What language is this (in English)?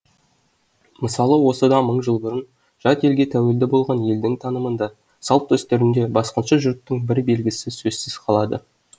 Kazakh